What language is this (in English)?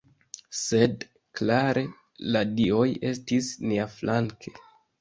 Esperanto